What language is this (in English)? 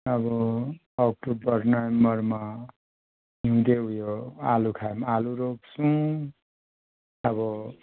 Nepali